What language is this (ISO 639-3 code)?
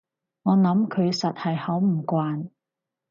yue